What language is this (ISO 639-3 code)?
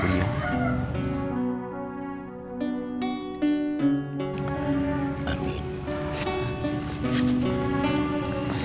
ind